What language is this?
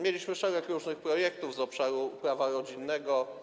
Polish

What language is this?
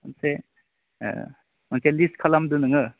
Bodo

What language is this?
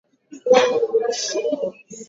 Swahili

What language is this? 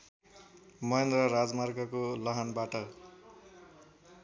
Nepali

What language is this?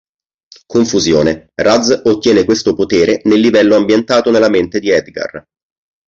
Italian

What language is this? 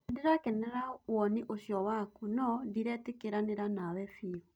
Kikuyu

